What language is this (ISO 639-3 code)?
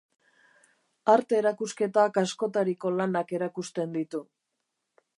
eus